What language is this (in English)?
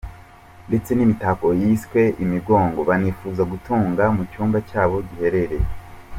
Kinyarwanda